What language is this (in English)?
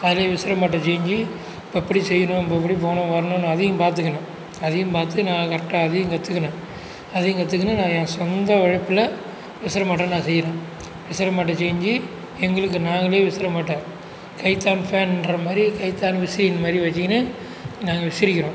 Tamil